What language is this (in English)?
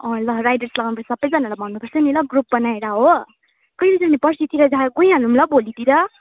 Nepali